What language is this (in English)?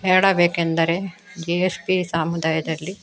Kannada